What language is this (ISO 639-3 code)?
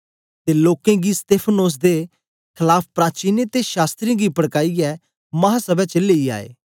doi